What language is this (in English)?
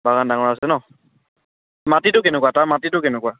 Assamese